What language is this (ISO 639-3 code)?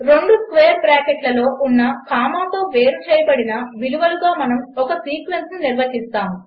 tel